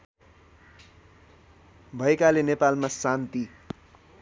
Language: Nepali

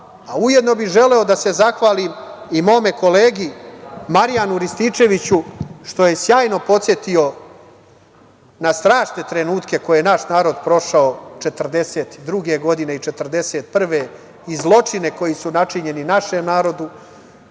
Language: Serbian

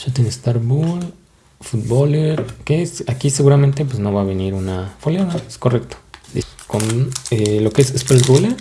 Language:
Spanish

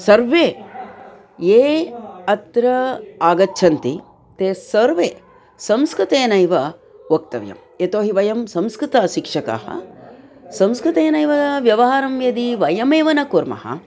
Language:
Sanskrit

